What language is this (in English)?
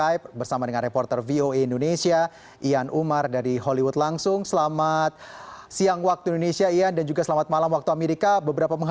Indonesian